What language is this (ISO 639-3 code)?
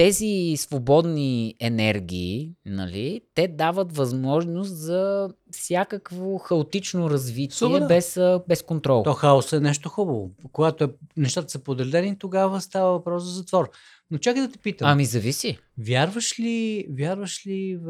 bul